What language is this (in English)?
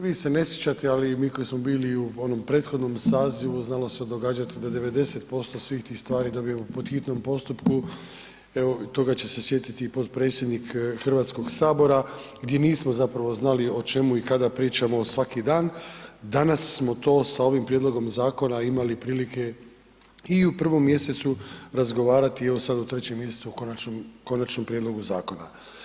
Croatian